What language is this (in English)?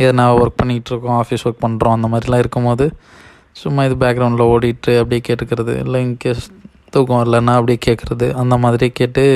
Tamil